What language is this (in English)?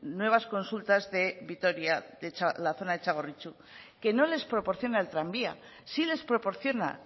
Spanish